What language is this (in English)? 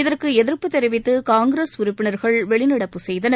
Tamil